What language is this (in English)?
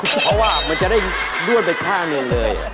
Thai